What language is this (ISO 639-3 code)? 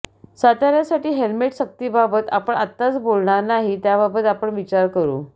mar